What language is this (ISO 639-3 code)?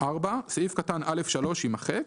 heb